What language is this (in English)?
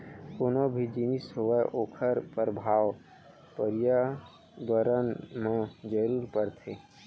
Chhattisgarhi